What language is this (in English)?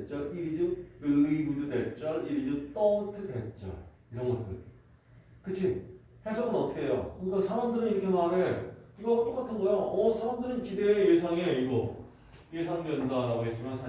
Korean